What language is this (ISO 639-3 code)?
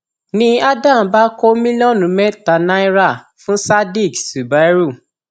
yor